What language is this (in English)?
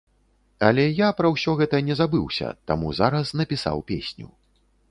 Belarusian